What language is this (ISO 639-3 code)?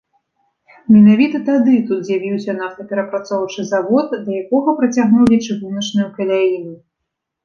bel